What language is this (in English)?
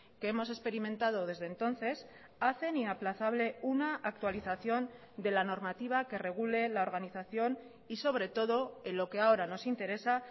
Spanish